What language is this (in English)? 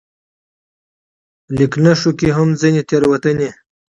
Pashto